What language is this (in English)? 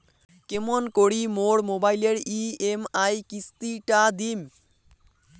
Bangla